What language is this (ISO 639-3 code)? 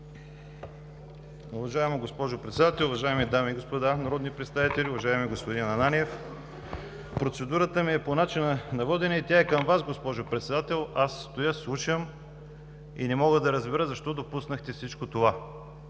bul